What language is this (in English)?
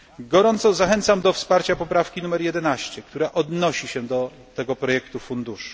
Polish